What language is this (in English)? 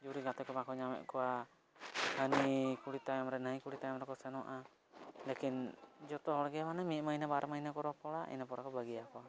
Santali